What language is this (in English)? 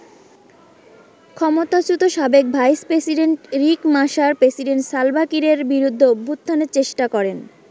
Bangla